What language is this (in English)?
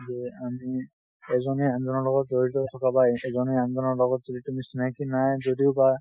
Assamese